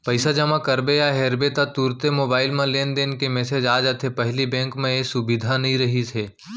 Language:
Chhattisgarhi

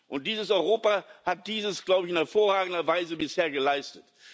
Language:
German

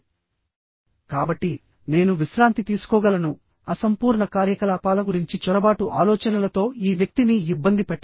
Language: Telugu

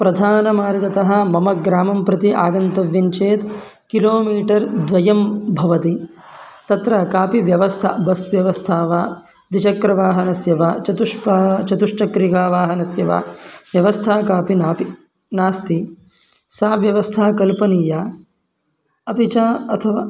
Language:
Sanskrit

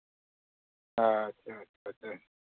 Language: Santali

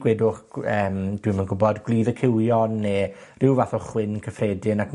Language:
Welsh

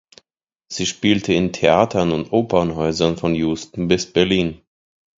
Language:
German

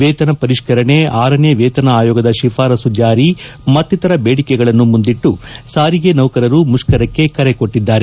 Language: Kannada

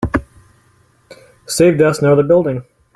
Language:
English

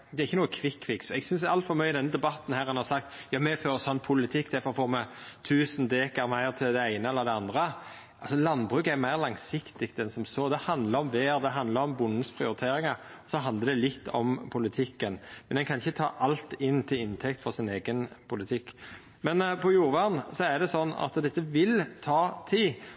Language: Norwegian Nynorsk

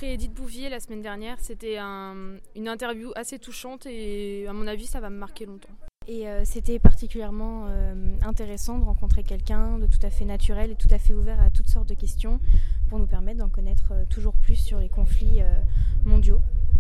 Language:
French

